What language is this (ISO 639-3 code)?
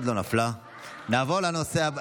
heb